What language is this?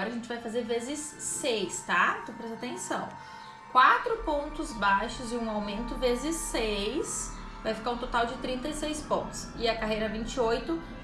Portuguese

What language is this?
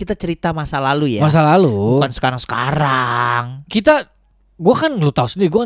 Indonesian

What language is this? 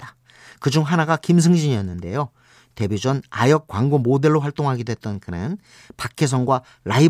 Korean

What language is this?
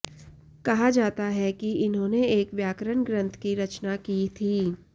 Sanskrit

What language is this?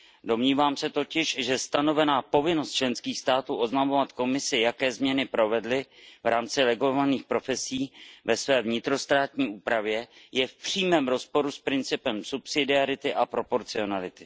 Czech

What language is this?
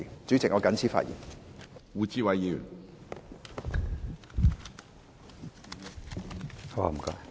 Cantonese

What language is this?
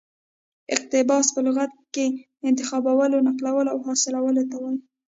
Pashto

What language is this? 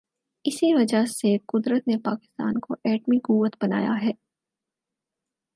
Urdu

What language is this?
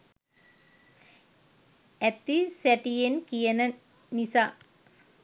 Sinhala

